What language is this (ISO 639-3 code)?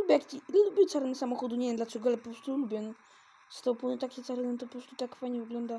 pol